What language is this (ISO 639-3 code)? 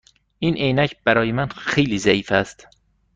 fas